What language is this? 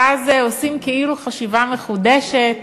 Hebrew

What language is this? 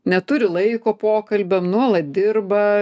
Lithuanian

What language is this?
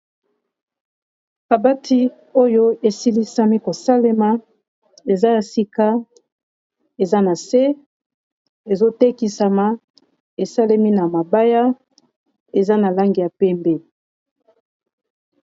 Lingala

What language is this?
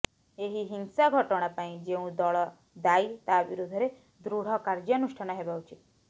Odia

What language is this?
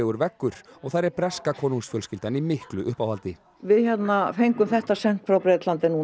Icelandic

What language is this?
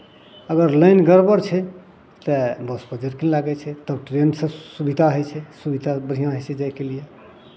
Maithili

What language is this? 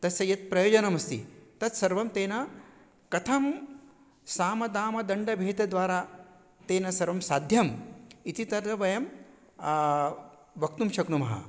Sanskrit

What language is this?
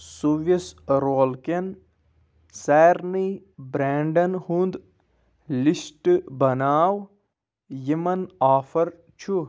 Kashmiri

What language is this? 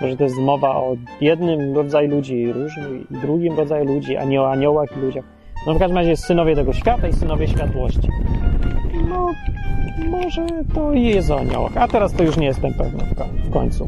Polish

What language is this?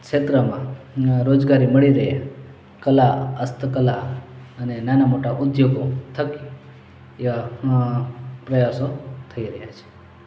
Gujarati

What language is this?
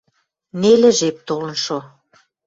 Western Mari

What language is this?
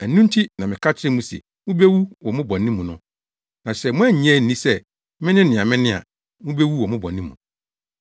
Akan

